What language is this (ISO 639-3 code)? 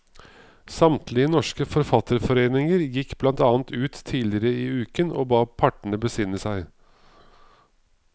nor